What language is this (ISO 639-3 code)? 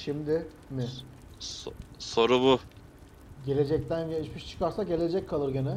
tur